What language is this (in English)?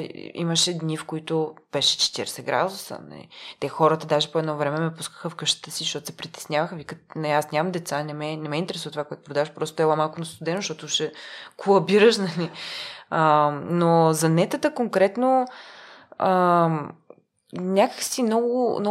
Bulgarian